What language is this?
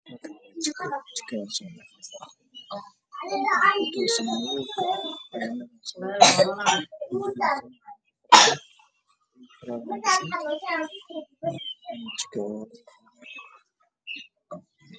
Somali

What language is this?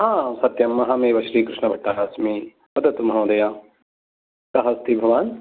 Sanskrit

